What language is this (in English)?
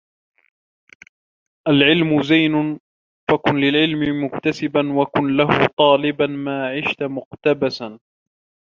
Arabic